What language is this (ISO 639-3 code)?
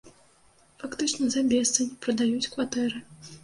bel